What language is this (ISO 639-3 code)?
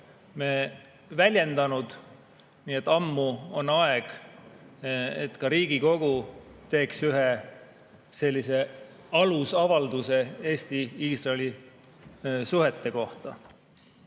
est